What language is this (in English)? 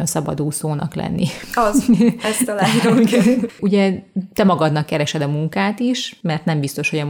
Hungarian